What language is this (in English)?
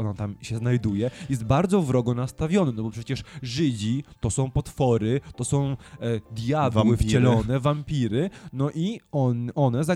Polish